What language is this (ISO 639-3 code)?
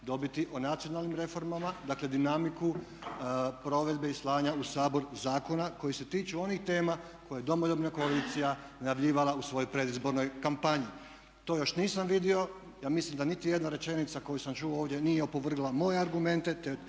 hrv